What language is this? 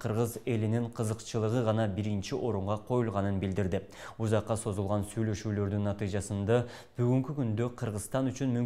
Turkish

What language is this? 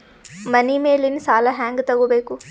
Kannada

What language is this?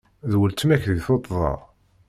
Kabyle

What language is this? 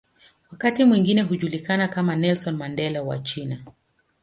Swahili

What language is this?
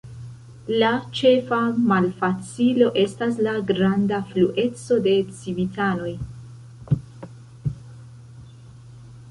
Esperanto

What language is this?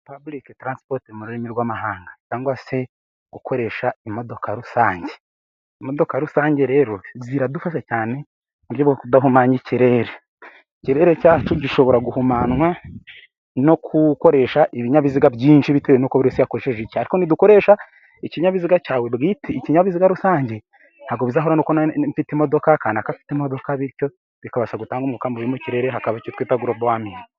Kinyarwanda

